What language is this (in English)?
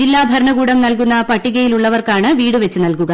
Malayalam